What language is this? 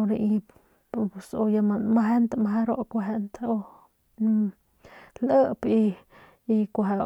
Northern Pame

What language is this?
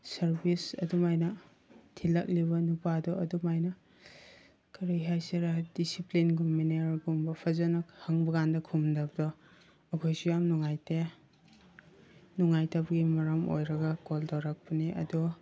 Manipuri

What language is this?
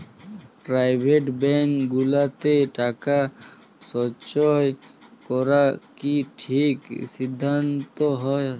Bangla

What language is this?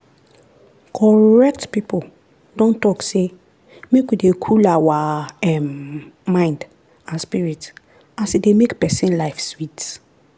Nigerian Pidgin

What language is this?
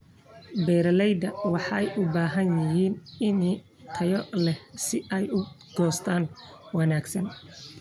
Somali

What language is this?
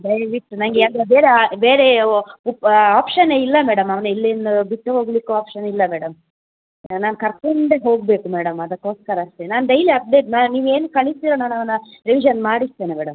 Kannada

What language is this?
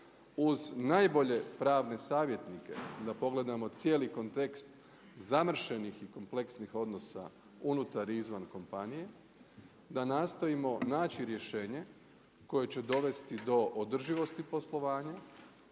Croatian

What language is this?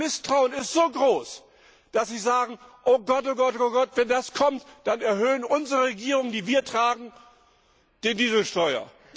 German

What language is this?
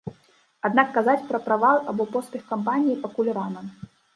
Belarusian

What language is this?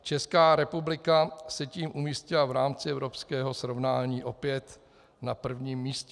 Czech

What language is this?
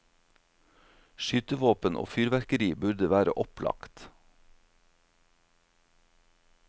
Norwegian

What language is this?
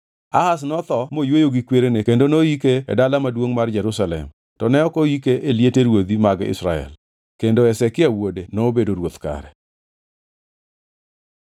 Luo (Kenya and Tanzania)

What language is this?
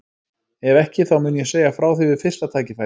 Icelandic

